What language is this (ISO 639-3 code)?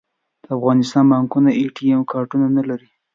pus